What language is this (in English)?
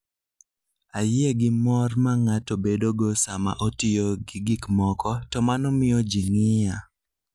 Luo (Kenya and Tanzania)